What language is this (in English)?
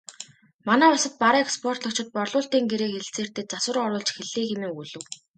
Mongolian